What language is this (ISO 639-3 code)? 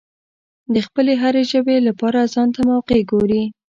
pus